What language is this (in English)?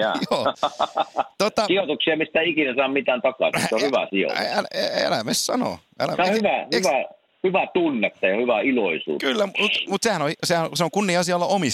Finnish